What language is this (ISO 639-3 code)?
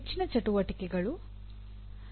kan